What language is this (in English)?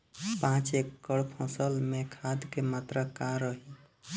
Bhojpuri